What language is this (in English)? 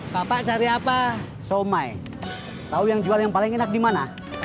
Indonesian